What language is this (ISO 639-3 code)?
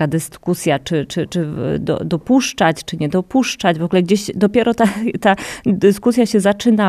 pol